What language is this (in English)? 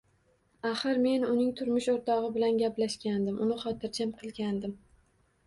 Uzbek